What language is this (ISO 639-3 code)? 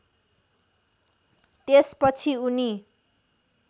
nep